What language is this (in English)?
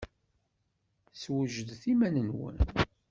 Kabyle